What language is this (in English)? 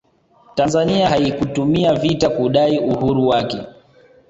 Swahili